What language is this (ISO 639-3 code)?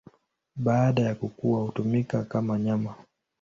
swa